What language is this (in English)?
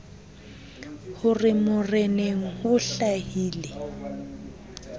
Southern Sotho